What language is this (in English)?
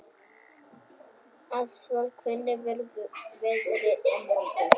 Icelandic